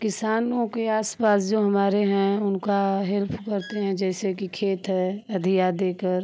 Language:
Hindi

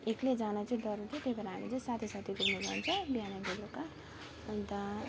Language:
Nepali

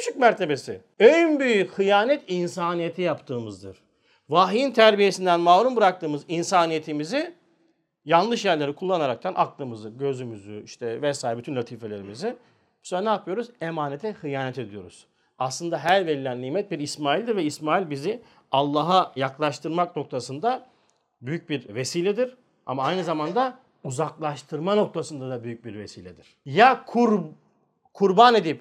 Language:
Turkish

